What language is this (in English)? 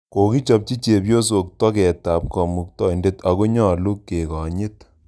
Kalenjin